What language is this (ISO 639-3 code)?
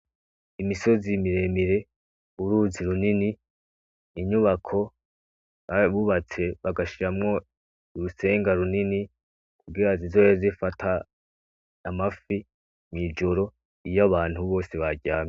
run